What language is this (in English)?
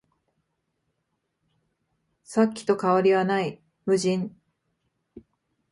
Japanese